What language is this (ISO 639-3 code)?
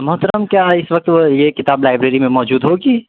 urd